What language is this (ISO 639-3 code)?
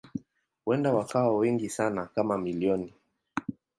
swa